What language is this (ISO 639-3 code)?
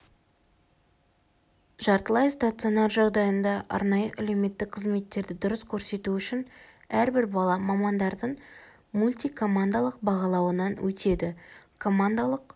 kaz